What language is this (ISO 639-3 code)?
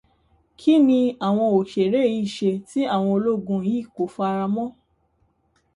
yor